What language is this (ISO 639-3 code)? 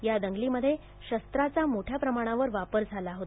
mar